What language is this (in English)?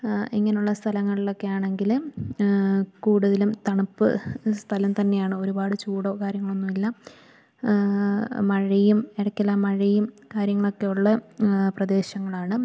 Malayalam